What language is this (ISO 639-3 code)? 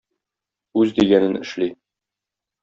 tat